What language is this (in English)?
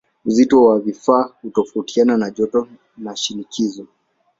Swahili